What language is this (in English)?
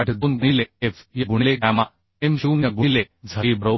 Marathi